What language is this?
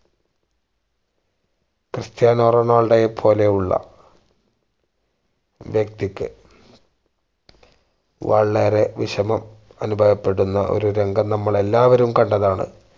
Malayalam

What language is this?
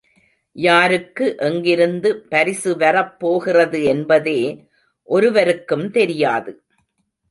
Tamil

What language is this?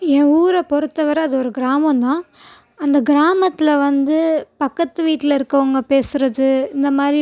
Tamil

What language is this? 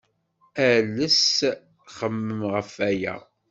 Kabyle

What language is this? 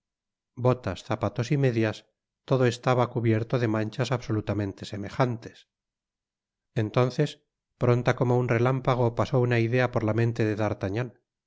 Spanish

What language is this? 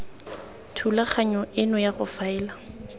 Tswana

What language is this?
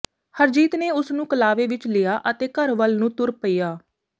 Punjabi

